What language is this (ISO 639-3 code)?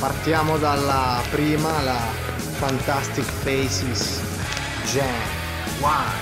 ita